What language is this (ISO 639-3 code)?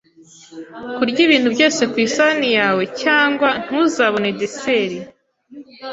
kin